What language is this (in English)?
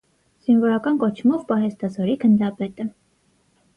Armenian